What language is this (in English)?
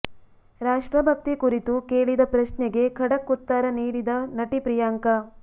Kannada